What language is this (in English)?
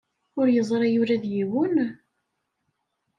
Kabyle